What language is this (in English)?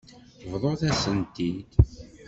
Kabyle